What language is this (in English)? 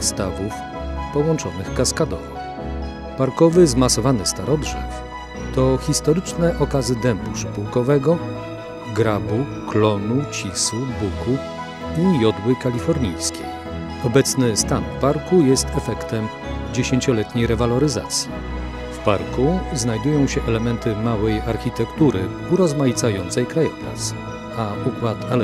Polish